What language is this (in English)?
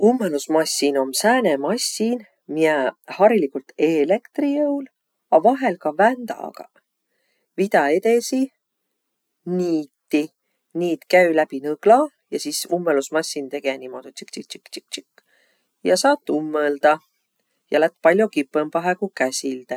Võro